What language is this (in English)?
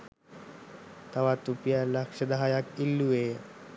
Sinhala